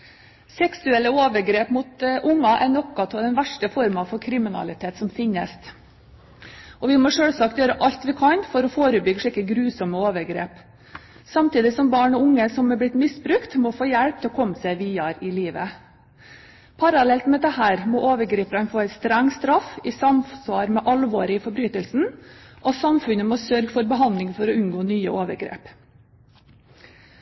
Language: Norwegian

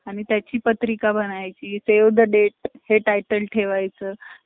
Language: Marathi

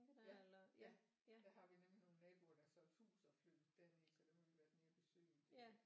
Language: Danish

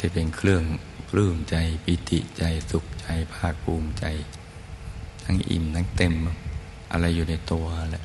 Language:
Thai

